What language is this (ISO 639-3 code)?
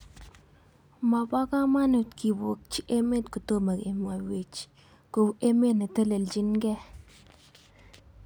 kln